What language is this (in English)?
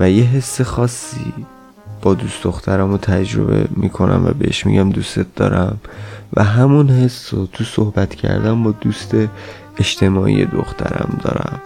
Persian